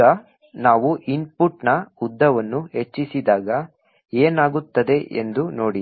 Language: Kannada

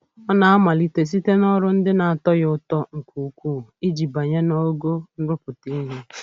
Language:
Igbo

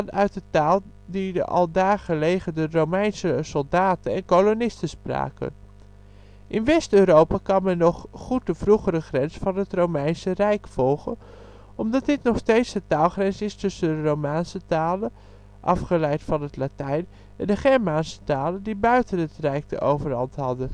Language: Dutch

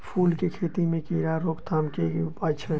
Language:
Maithili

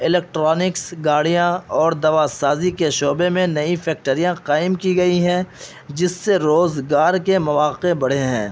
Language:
Urdu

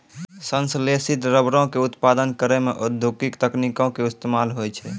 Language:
Maithili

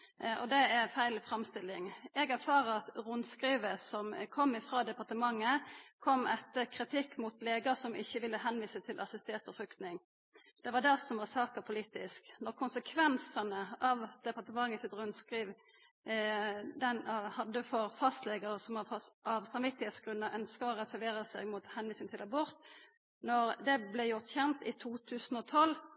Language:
Norwegian Nynorsk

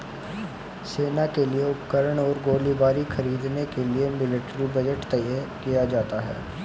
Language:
Hindi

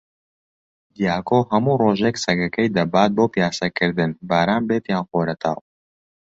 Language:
Central Kurdish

